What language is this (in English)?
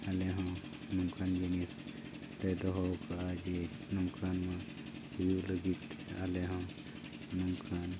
Santali